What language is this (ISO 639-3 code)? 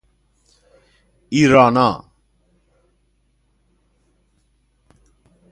fas